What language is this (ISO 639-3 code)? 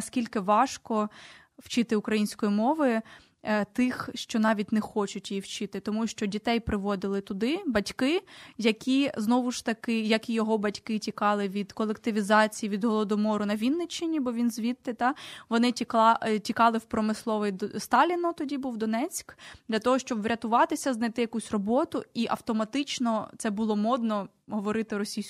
ukr